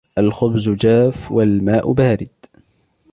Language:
Arabic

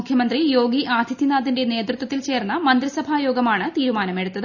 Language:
Malayalam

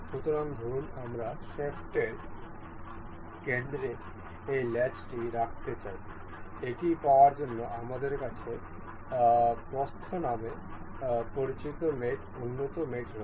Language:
Bangla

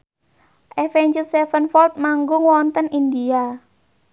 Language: Javanese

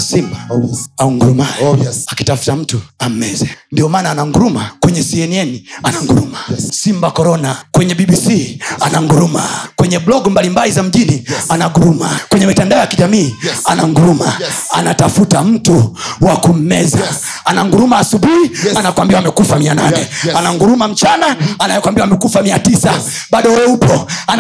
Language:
Swahili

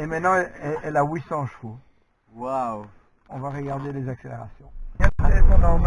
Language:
French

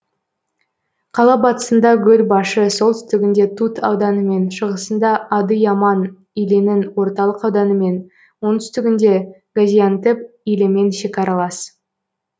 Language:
Kazakh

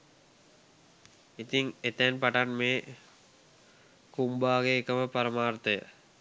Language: Sinhala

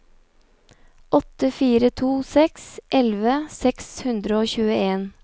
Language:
Norwegian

